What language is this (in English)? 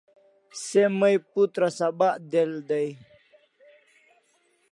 Kalasha